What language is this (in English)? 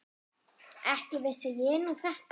Icelandic